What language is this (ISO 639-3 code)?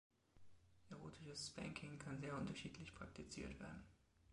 deu